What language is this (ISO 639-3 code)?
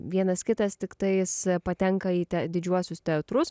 lit